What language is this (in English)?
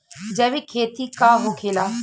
Bhojpuri